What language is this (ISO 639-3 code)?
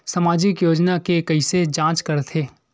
hne